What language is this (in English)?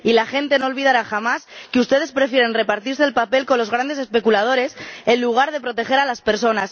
Spanish